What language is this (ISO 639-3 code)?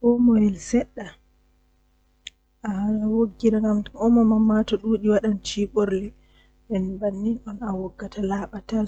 fuh